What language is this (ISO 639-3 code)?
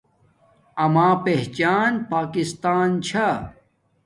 dmk